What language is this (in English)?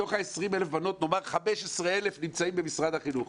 Hebrew